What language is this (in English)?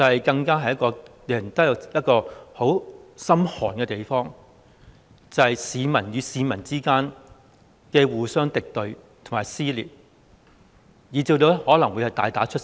Cantonese